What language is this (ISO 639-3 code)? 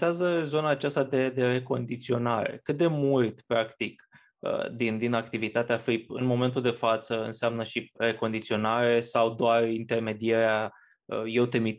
ron